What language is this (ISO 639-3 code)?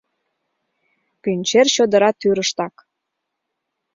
chm